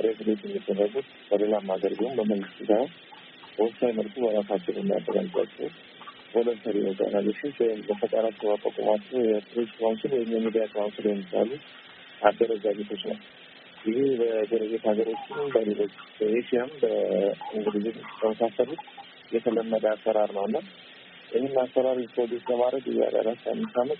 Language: Amharic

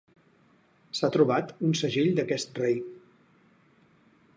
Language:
Catalan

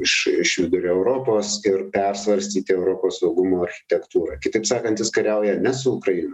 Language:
Lithuanian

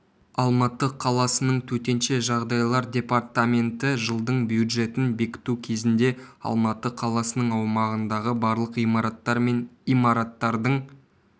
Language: Kazakh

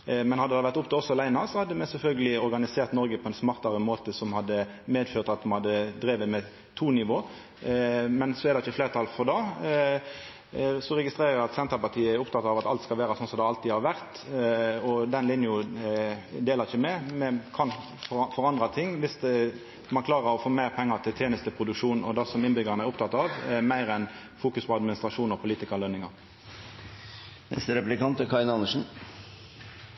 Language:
Norwegian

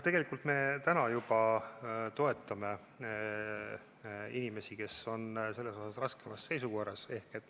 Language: Estonian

